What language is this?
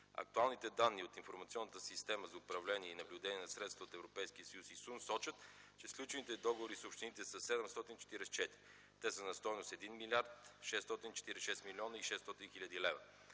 Bulgarian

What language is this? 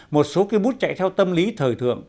Vietnamese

